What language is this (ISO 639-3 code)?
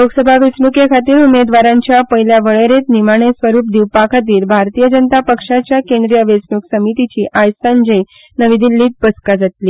kok